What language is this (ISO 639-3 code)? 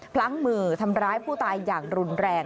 tha